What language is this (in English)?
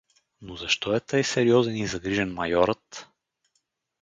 Bulgarian